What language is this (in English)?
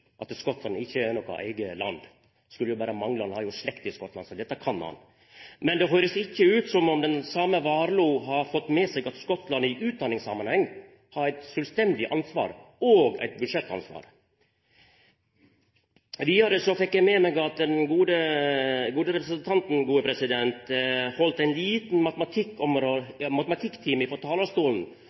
Norwegian Nynorsk